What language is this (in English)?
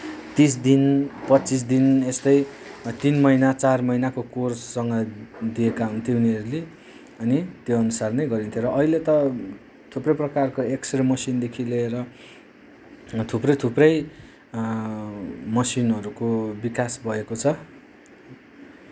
Nepali